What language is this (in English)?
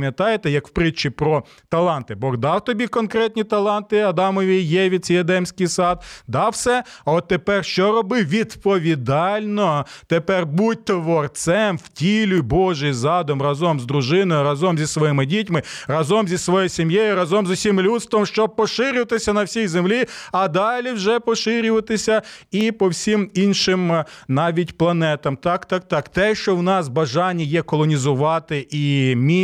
Ukrainian